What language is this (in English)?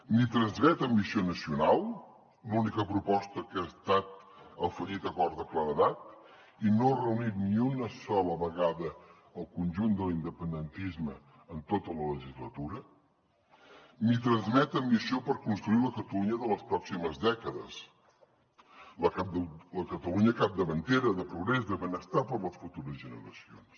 Catalan